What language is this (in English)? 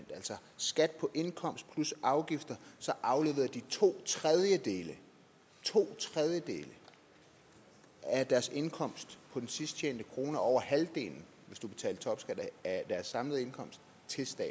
Danish